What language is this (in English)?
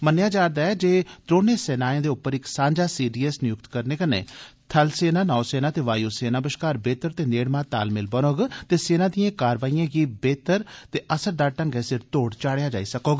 Dogri